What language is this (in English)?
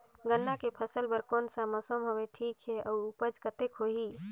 Chhattisgarhi